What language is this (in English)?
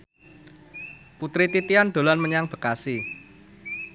Javanese